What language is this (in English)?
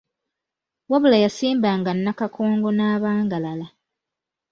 Ganda